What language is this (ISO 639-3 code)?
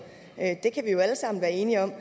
dan